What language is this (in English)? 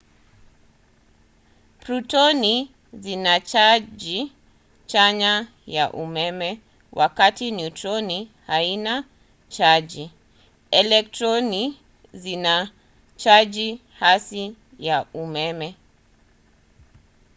Swahili